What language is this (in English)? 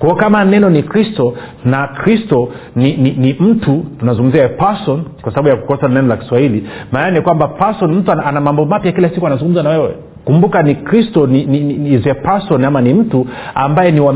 Swahili